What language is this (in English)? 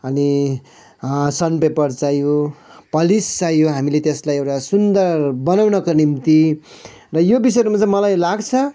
Nepali